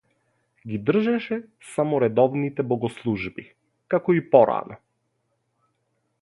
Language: Macedonian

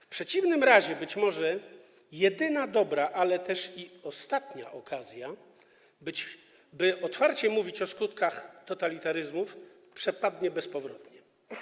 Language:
Polish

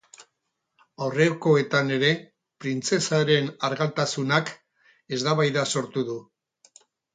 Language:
Basque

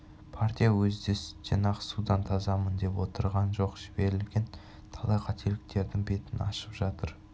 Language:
Kazakh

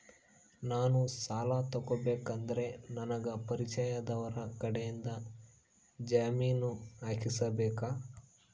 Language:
Kannada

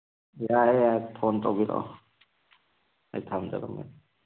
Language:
Manipuri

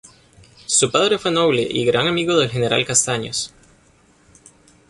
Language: Spanish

